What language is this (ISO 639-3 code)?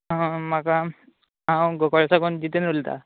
kok